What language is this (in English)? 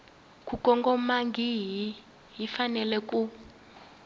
Tsonga